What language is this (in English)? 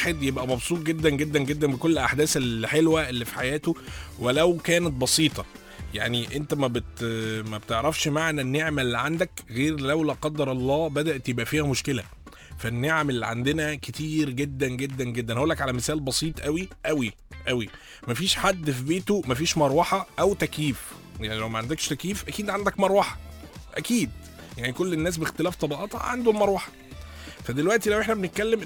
Arabic